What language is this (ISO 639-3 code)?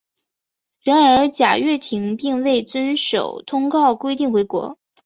zho